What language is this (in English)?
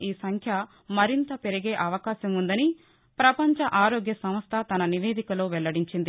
Telugu